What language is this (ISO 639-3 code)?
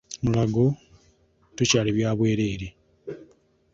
lug